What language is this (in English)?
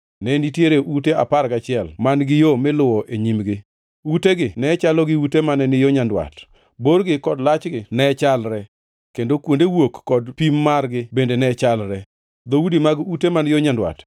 Luo (Kenya and Tanzania)